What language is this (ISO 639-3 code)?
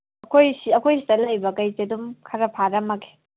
mni